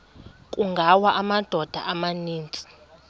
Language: Xhosa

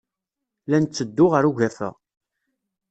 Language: Kabyle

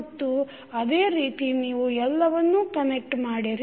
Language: Kannada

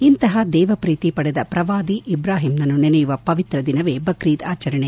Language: Kannada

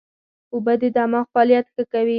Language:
Pashto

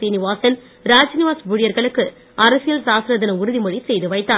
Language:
Tamil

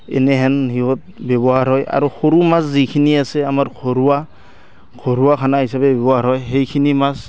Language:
Assamese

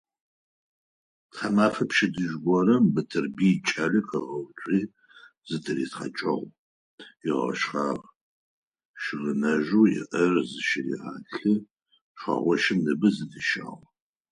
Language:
Adyghe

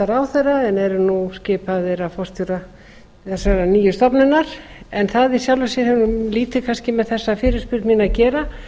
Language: Icelandic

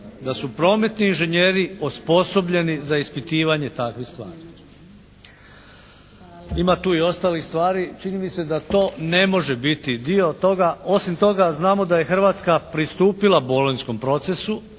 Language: Croatian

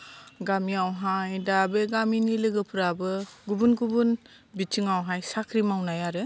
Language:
Bodo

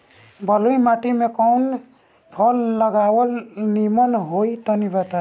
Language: Bhojpuri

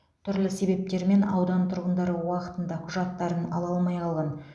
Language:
Kazakh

